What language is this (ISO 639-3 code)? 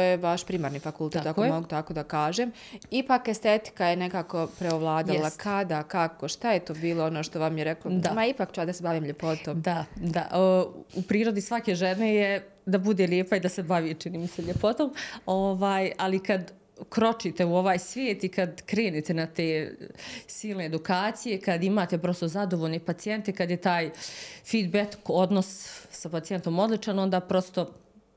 hrv